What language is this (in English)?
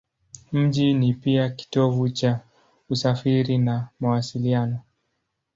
Swahili